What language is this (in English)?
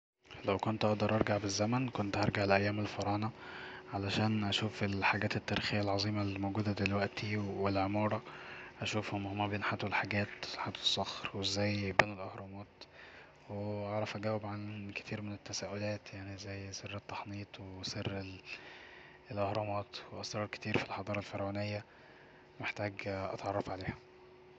Egyptian Arabic